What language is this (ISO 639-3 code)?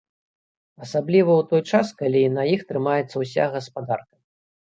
bel